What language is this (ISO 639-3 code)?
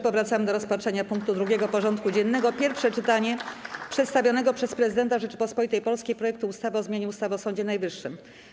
pol